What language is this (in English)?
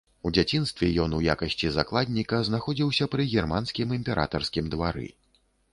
Belarusian